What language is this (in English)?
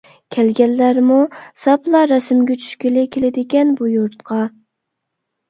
Uyghur